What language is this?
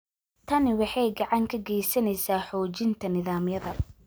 Somali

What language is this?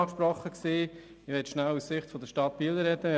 Swiss German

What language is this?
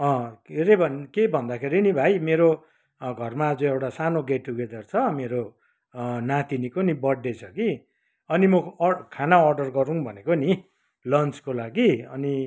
Nepali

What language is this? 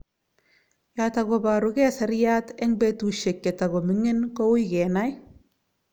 Kalenjin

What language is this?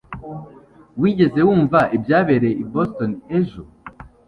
Kinyarwanda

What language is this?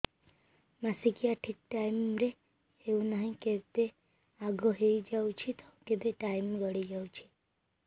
Odia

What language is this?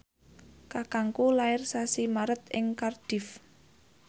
Javanese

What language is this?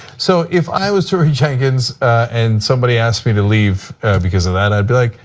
English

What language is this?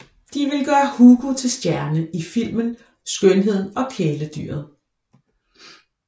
Danish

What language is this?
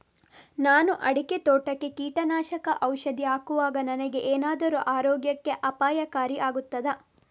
Kannada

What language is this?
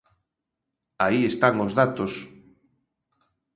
Galician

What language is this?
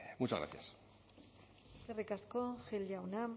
Basque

